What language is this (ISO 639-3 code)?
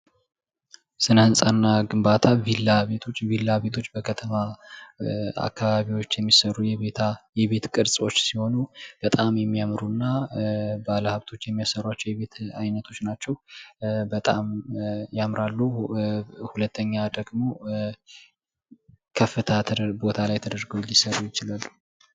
amh